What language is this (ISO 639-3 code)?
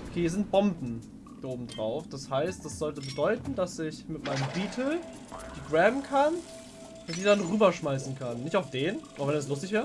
deu